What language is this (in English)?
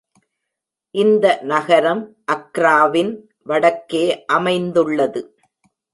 Tamil